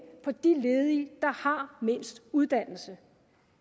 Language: Danish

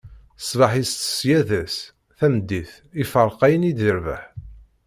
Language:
Kabyle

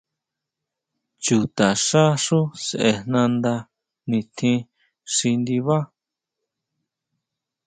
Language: Huautla Mazatec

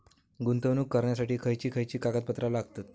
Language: Marathi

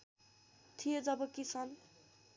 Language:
Nepali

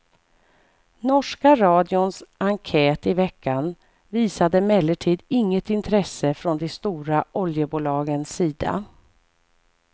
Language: Swedish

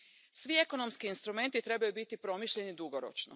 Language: Croatian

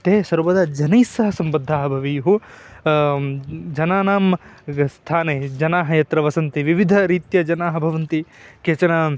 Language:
Sanskrit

